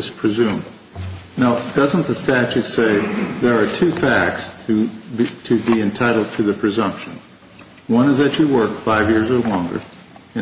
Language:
English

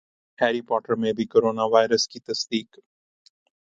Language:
Urdu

